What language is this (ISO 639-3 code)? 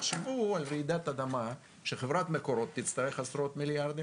heb